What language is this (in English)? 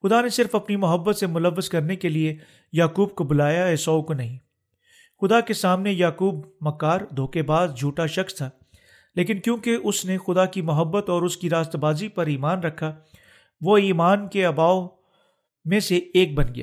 Urdu